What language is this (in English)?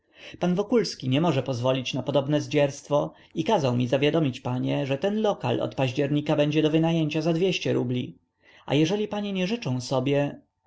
Polish